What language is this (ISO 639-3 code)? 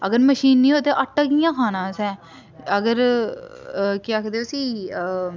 doi